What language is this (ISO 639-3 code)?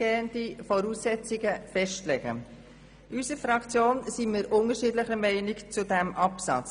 gsw